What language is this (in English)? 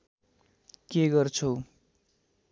Nepali